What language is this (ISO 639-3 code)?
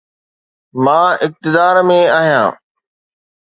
snd